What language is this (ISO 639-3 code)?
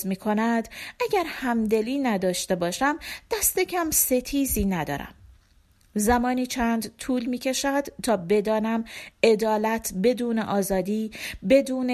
fas